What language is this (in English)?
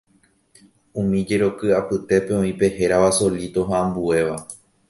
Guarani